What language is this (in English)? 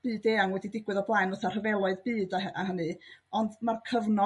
Welsh